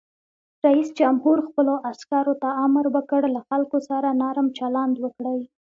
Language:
Pashto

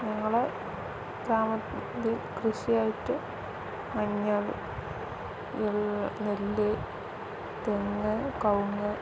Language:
Malayalam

